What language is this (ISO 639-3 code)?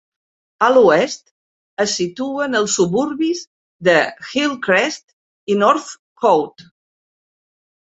cat